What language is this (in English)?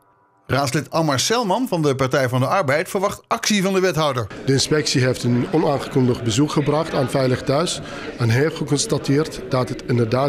Dutch